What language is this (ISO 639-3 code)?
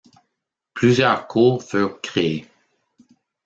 fra